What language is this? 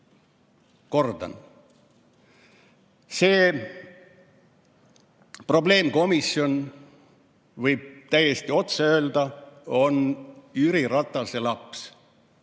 Estonian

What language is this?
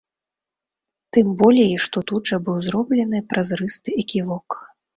Belarusian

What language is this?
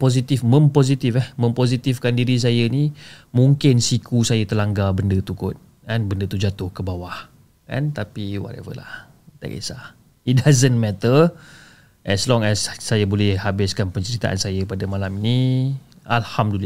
Malay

